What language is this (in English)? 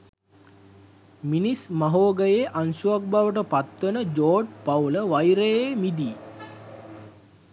Sinhala